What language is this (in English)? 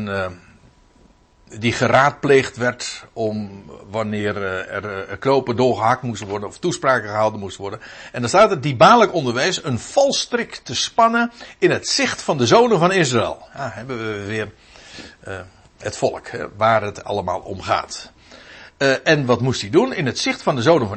Dutch